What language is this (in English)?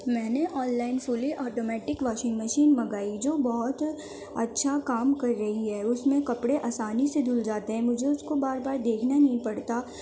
Urdu